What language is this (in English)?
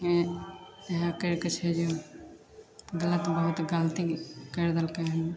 Maithili